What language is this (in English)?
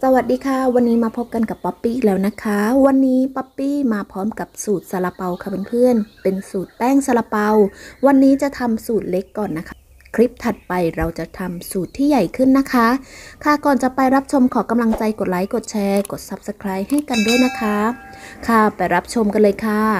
Thai